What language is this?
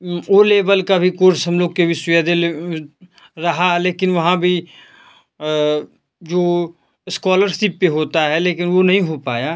Hindi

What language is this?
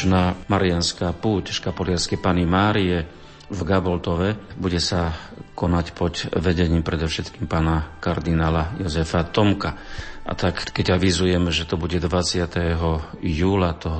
Slovak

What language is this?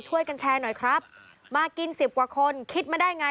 Thai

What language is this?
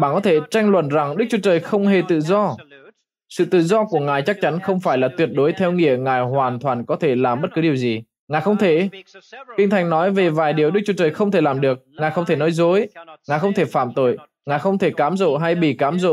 Vietnamese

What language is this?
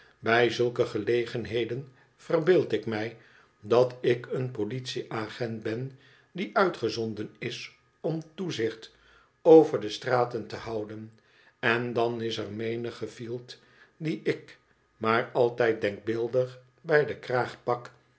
Dutch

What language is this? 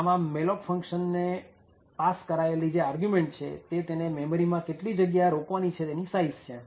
Gujarati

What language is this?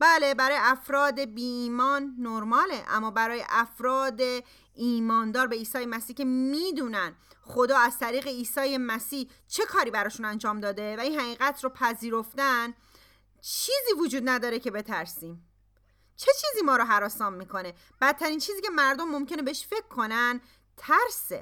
Persian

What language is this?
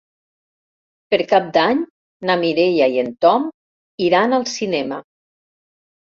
Catalan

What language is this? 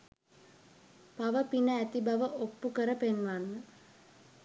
Sinhala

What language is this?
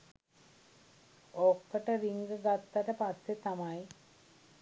Sinhala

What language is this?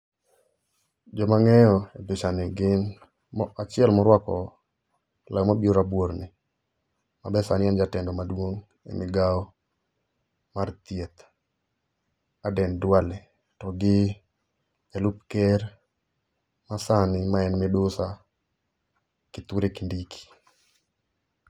Luo (Kenya and Tanzania)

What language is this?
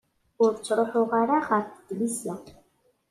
Kabyle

